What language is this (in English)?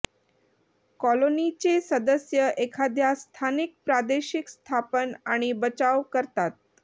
Marathi